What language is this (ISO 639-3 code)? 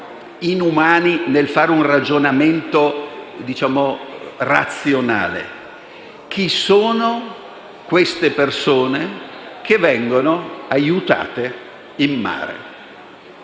ita